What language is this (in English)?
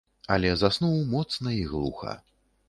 Belarusian